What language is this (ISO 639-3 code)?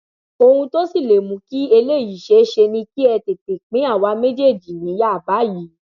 yor